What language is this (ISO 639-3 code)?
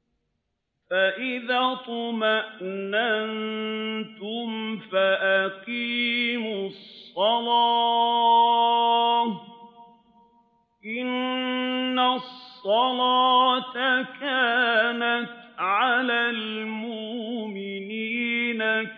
ara